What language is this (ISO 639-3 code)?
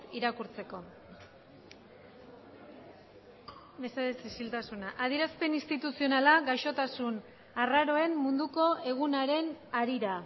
eus